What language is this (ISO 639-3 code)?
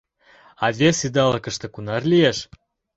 chm